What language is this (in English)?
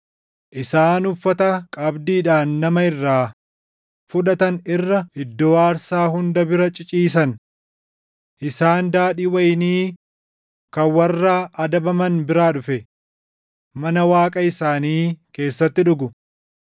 Oromo